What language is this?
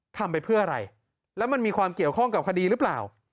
Thai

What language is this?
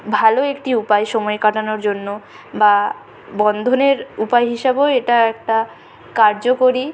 Bangla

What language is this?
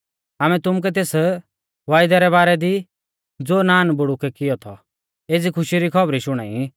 Mahasu Pahari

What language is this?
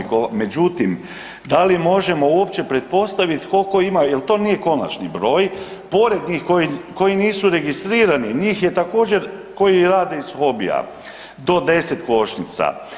Croatian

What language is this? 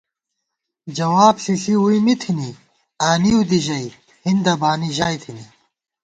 Gawar-Bati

